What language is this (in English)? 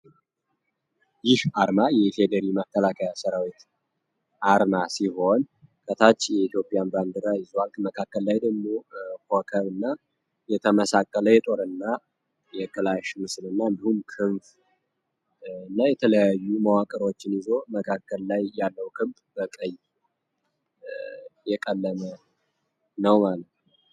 Amharic